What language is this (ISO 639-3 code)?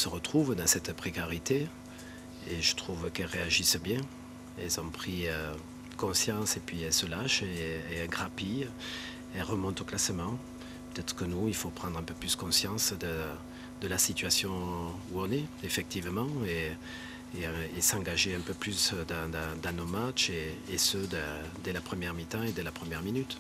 fra